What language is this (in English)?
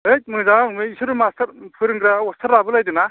Bodo